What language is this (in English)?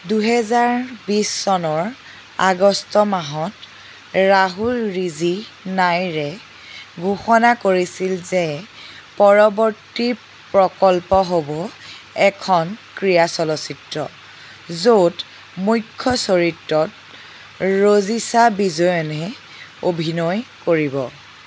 Assamese